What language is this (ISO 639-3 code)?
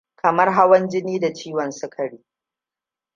hau